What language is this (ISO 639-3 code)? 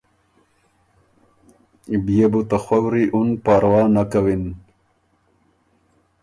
oru